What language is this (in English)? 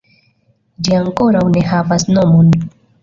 Esperanto